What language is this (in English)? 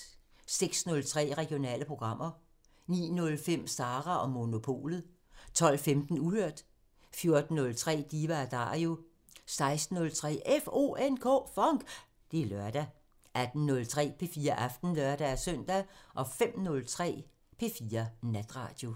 Danish